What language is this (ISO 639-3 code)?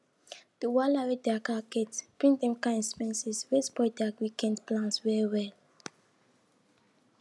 pcm